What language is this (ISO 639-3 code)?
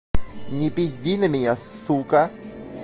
rus